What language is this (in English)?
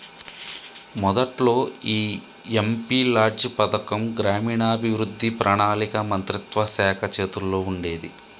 Telugu